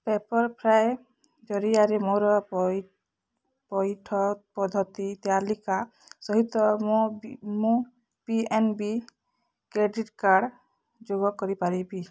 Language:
Odia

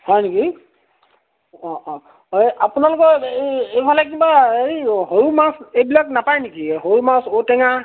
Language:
Assamese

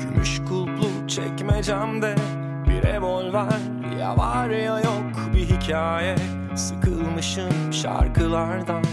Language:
Turkish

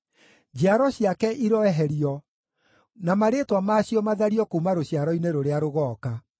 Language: Kikuyu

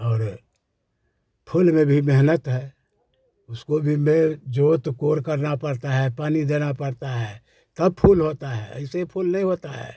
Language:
Hindi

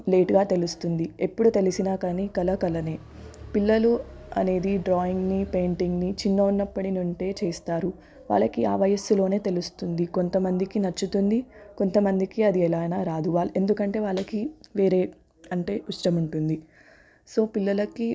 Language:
Telugu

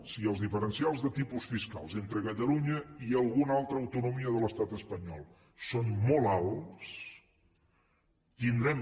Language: Catalan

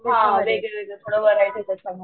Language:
Marathi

